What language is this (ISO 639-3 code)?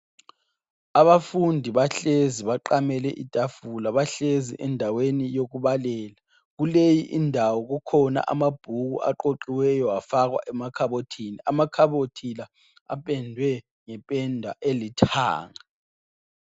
nde